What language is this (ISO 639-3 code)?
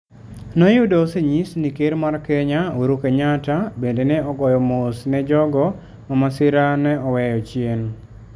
luo